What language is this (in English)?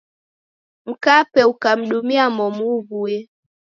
Taita